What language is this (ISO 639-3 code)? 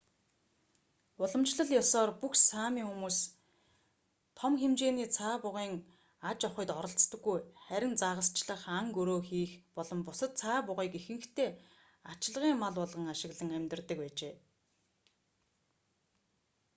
mon